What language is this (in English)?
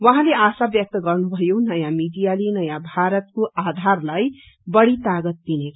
Nepali